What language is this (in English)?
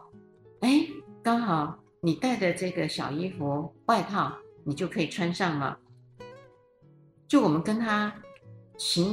Chinese